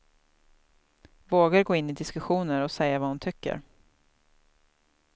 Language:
Swedish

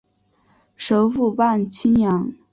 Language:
Chinese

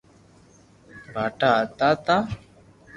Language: Loarki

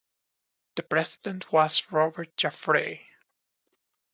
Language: English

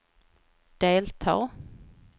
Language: Swedish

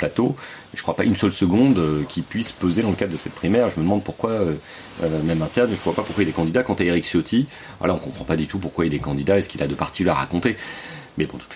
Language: French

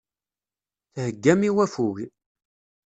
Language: Kabyle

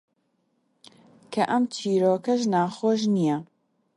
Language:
Central Kurdish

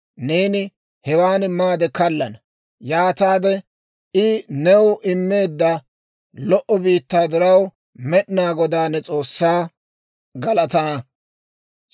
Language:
Dawro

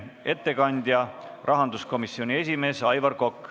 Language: Estonian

